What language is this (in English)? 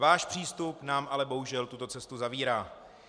Czech